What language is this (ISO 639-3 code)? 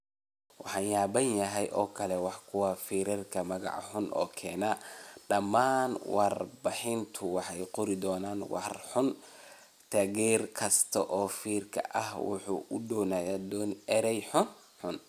som